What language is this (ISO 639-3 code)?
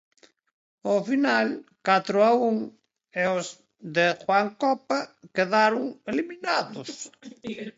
glg